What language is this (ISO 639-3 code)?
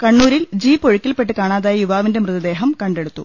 mal